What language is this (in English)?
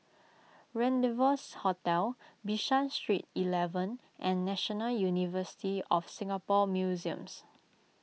English